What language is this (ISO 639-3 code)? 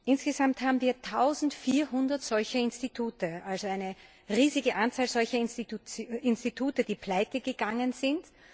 deu